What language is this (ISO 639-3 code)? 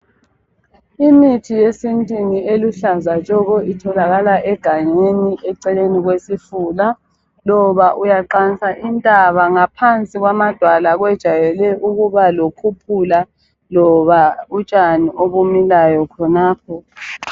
nde